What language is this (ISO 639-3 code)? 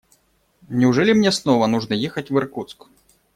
rus